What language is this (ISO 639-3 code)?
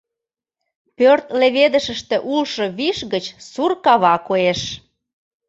chm